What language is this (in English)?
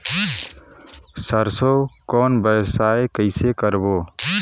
Chhattisgarhi